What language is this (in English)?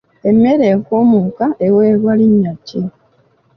Ganda